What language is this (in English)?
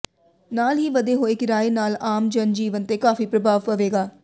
Punjabi